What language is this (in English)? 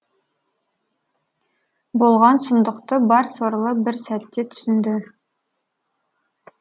Kazakh